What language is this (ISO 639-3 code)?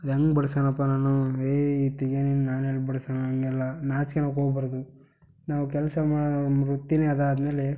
kan